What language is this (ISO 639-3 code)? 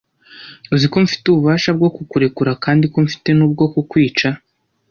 kin